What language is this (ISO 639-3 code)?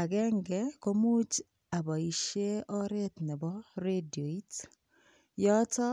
kln